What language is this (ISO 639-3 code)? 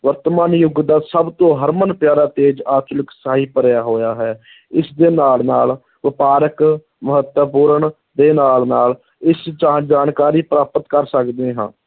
pan